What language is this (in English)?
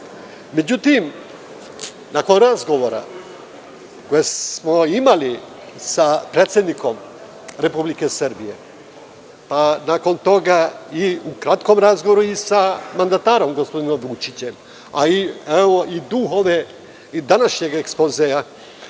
Serbian